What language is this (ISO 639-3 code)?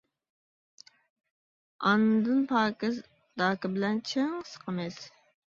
uig